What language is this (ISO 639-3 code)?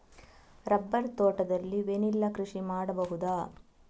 kan